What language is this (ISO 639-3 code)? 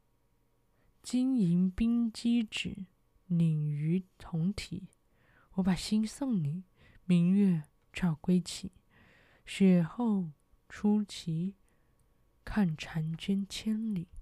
zho